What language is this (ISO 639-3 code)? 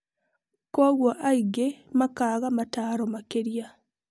kik